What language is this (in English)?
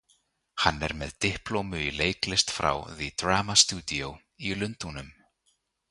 Icelandic